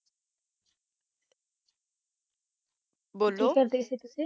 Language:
Punjabi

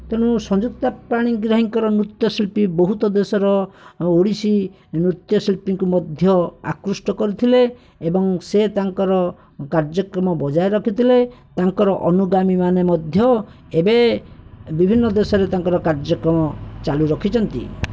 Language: Odia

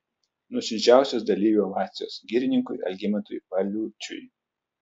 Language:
Lithuanian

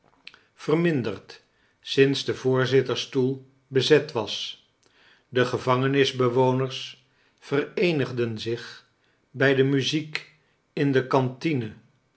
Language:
Dutch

